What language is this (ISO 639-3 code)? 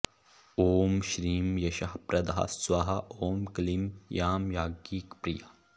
san